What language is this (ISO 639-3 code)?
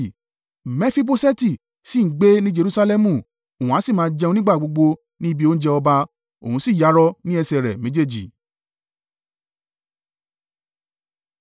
yor